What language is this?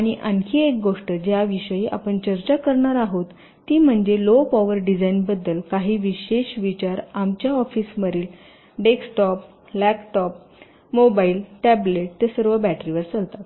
Marathi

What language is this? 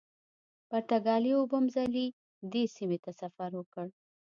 Pashto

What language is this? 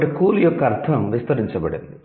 Telugu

